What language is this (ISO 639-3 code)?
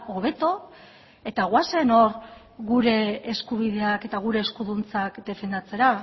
eus